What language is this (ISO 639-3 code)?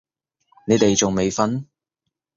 yue